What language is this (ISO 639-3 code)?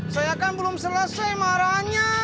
ind